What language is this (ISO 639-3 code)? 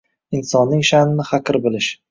uzb